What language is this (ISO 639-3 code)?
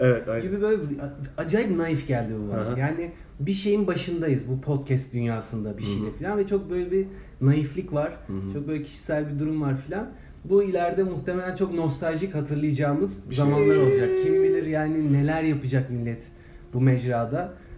tur